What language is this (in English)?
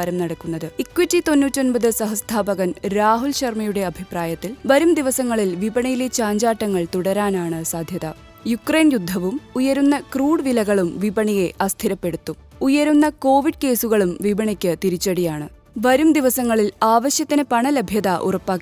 Malayalam